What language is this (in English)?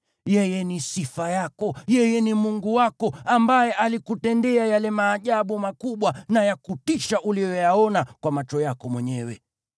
Swahili